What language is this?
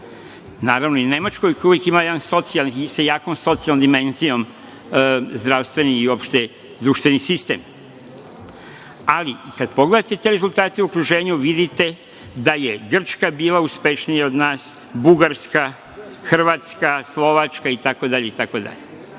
Serbian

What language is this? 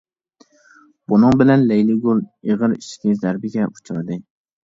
Uyghur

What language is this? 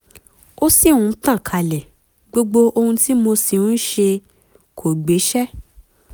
Yoruba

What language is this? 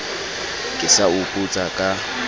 Southern Sotho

